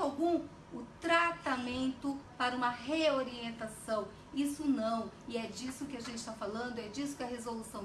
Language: Portuguese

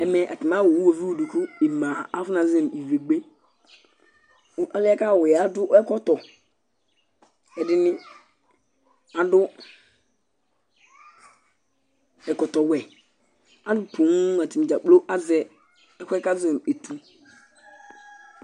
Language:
Ikposo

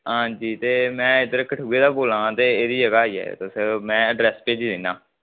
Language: Dogri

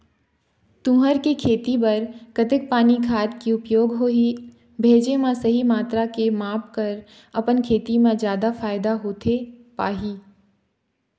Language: Chhattisgarhi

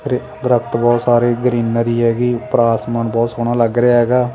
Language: Punjabi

